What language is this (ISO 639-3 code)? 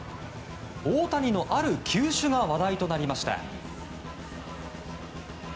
jpn